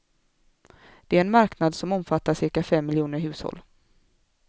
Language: Swedish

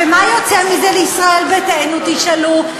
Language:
Hebrew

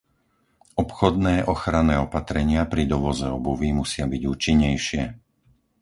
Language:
Slovak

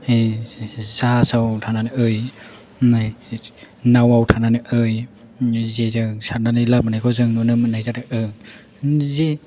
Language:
Bodo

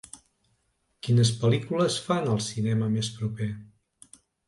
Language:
Catalan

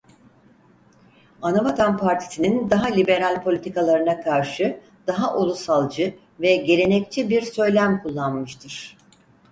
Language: Turkish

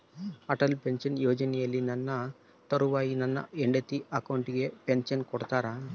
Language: Kannada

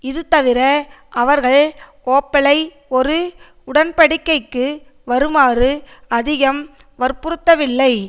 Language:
Tamil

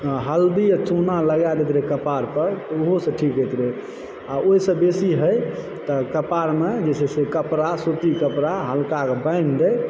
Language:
Maithili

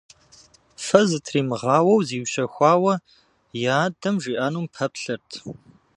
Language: Kabardian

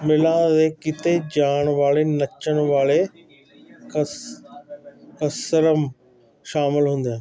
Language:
Punjabi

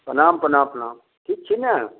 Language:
Maithili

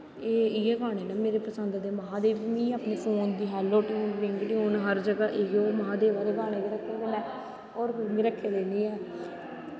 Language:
Dogri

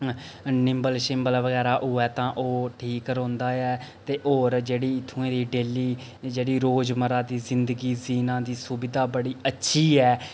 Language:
Dogri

